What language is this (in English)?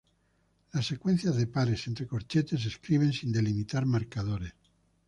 Spanish